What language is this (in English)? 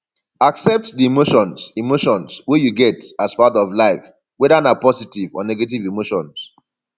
Nigerian Pidgin